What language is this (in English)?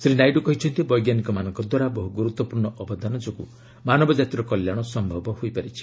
Odia